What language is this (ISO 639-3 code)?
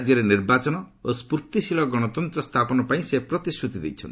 ori